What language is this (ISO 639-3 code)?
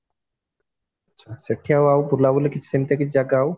ori